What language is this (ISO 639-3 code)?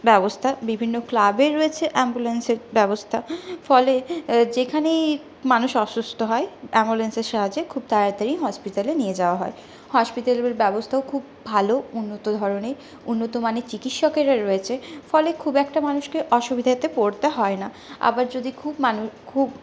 ben